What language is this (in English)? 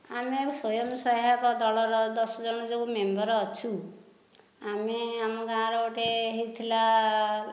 Odia